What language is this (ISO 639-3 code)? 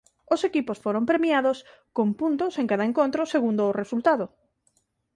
glg